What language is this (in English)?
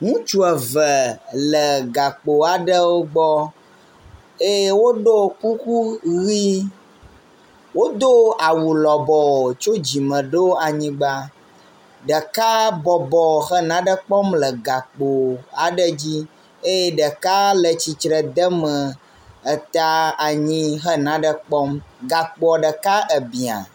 Ewe